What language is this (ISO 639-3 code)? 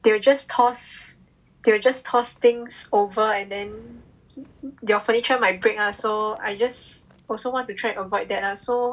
eng